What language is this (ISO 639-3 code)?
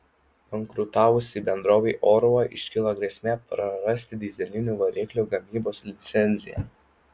lit